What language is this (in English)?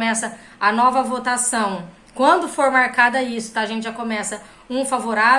Portuguese